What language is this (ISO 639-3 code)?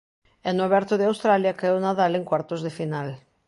glg